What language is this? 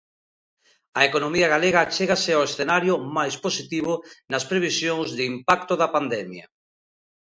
Galician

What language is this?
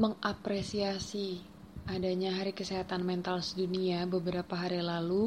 Indonesian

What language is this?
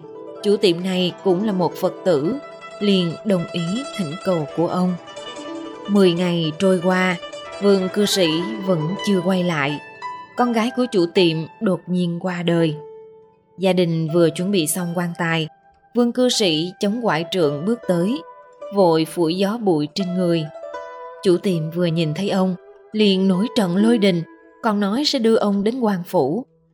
Vietnamese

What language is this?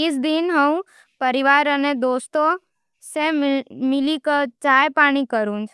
Nimadi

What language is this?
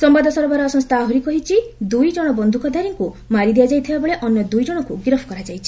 Odia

